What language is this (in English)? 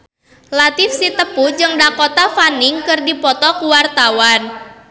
Sundanese